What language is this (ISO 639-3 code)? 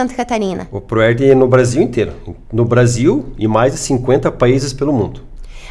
por